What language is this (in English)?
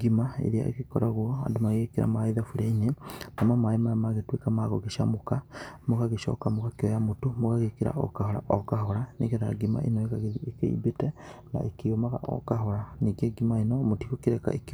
Kikuyu